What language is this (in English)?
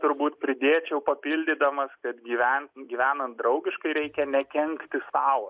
Lithuanian